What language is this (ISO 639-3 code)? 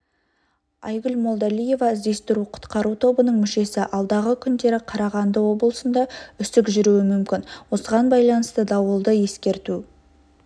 kaz